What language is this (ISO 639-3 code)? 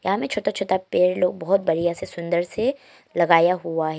hin